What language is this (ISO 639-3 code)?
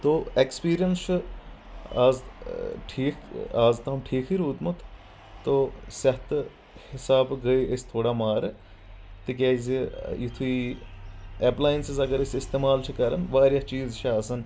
kas